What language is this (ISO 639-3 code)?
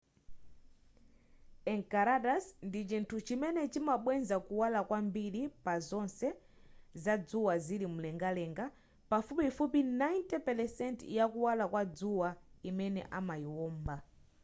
nya